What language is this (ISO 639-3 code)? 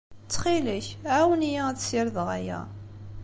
kab